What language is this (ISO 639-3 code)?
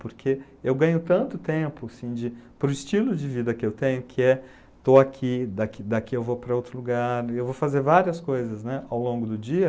por